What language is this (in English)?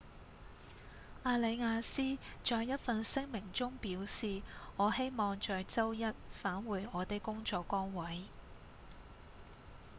Cantonese